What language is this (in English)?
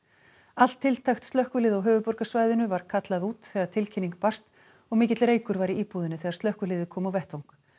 Icelandic